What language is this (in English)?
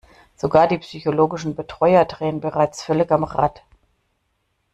German